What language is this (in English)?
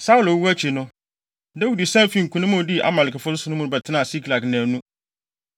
Akan